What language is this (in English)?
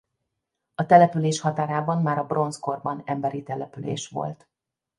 Hungarian